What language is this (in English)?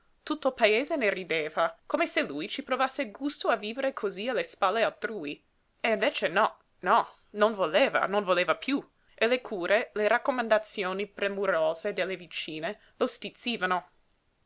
Italian